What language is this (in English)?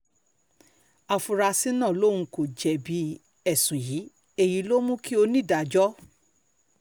Yoruba